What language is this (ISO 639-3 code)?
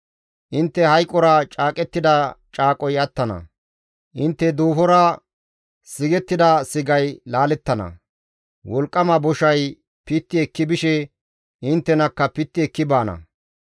gmv